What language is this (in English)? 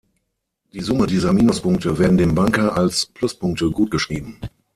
German